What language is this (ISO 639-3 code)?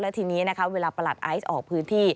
tha